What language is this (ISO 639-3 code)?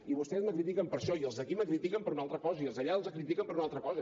cat